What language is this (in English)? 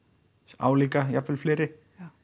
Icelandic